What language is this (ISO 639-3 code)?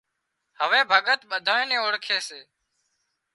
kxp